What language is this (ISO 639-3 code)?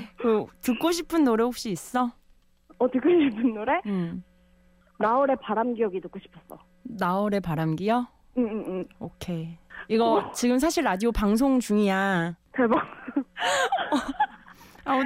kor